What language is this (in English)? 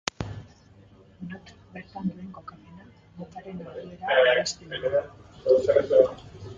Basque